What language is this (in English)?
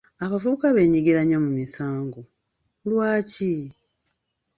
Ganda